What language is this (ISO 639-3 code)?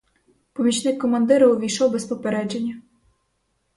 ukr